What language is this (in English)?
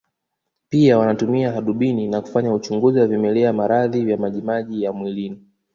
Swahili